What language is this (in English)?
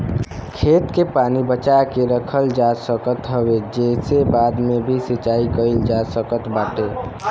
Bhojpuri